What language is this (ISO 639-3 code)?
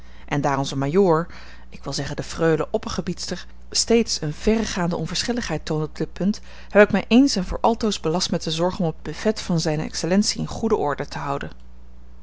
nld